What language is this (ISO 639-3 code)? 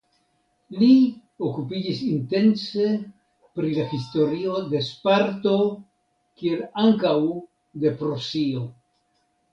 epo